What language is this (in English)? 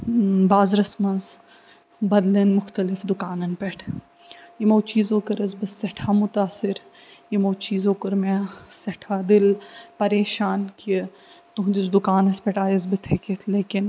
Kashmiri